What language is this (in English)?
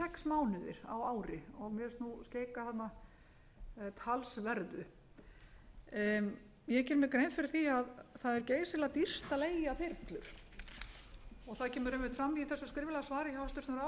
Icelandic